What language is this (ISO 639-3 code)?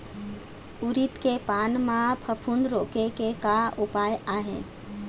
hne